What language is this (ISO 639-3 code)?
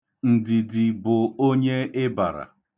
ibo